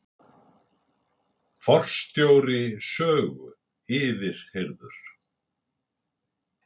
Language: Icelandic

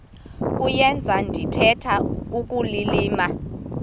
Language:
Xhosa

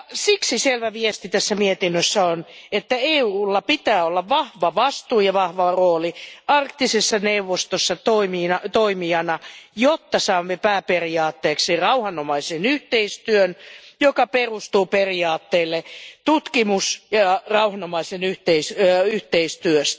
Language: Finnish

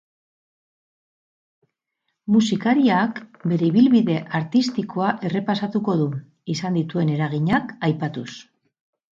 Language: Basque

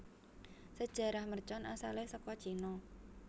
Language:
Javanese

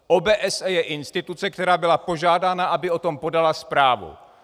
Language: Czech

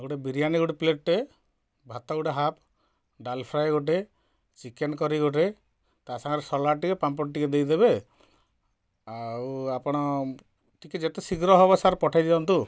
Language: Odia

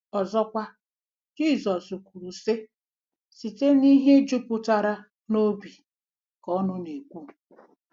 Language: Igbo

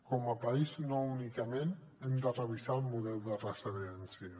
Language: Catalan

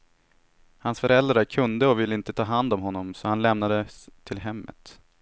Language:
Swedish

